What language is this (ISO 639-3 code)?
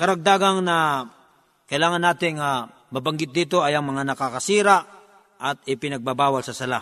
fil